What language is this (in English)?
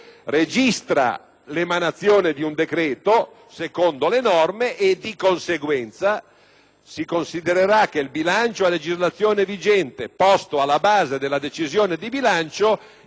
Italian